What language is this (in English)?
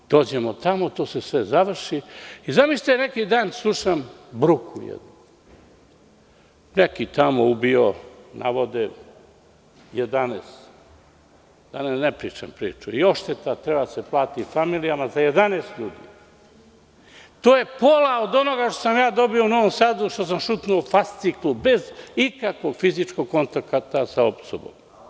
Serbian